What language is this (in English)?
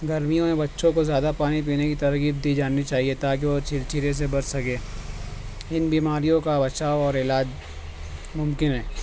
Urdu